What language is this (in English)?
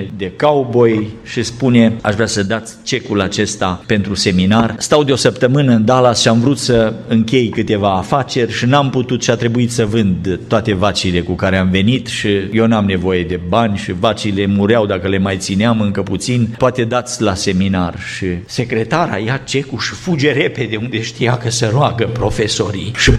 Romanian